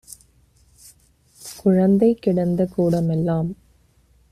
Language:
Tamil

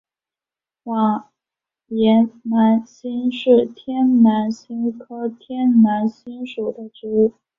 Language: Chinese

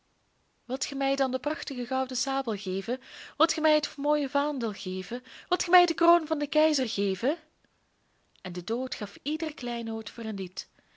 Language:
Dutch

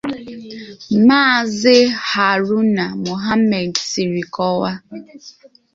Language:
Igbo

